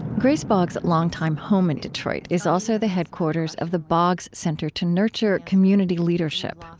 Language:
English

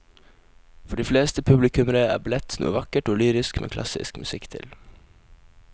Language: Norwegian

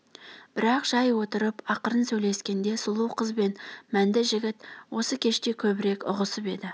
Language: Kazakh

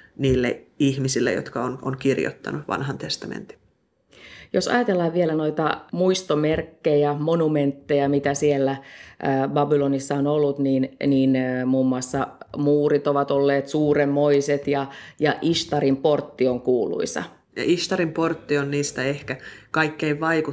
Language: Finnish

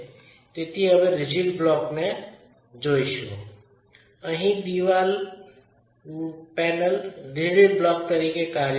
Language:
Gujarati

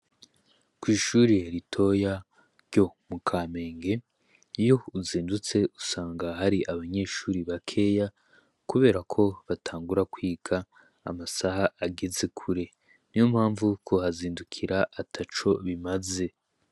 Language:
Rundi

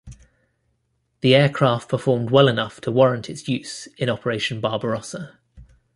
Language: English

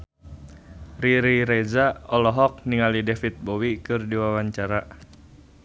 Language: Sundanese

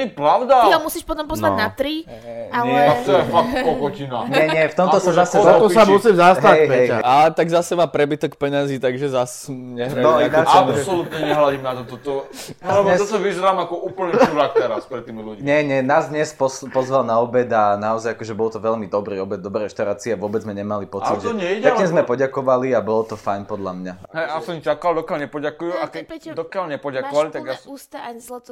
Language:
Slovak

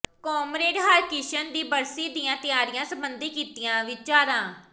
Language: Punjabi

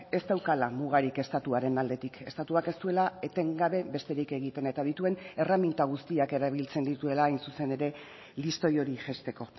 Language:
Basque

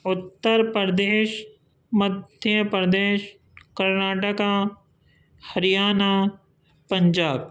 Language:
Urdu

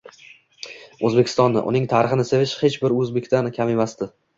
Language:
Uzbek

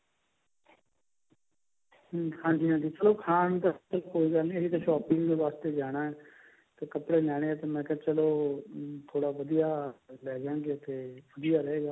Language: Punjabi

